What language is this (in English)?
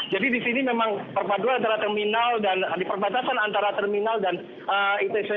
Indonesian